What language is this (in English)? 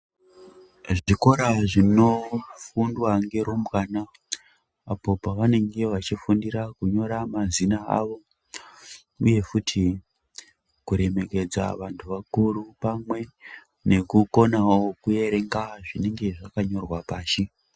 Ndau